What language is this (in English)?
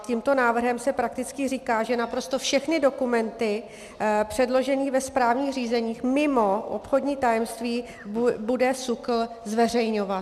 Czech